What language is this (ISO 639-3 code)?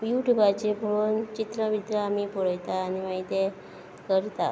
kok